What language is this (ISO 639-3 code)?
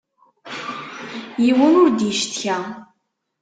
kab